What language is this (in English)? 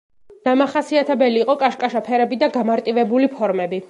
Georgian